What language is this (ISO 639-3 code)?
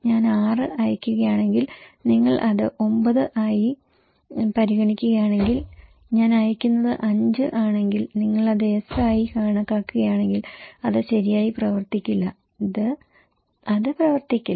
mal